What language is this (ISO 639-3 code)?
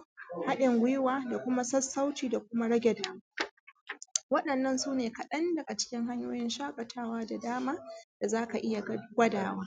hau